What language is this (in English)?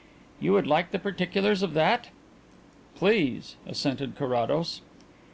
English